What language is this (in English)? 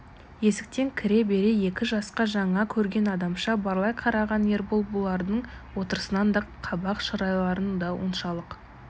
Kazakh